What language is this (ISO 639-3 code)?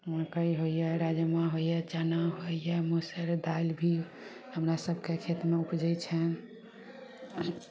mai